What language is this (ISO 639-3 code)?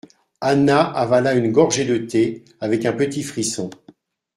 fra